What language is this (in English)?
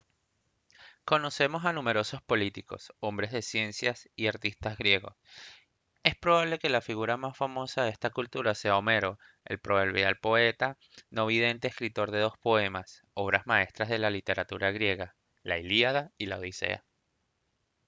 Spanish